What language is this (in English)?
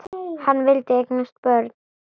Icelandic